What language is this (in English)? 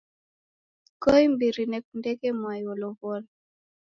Taita